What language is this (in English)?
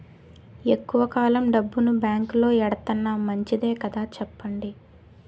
Telugu